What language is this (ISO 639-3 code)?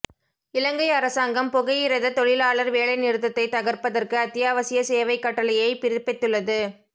tam